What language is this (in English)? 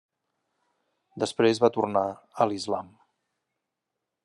Catalan